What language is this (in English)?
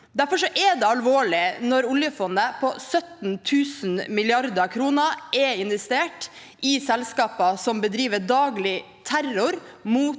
Norwegian